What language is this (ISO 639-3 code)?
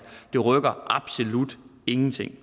dan